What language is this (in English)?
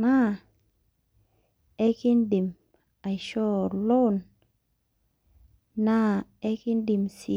Masai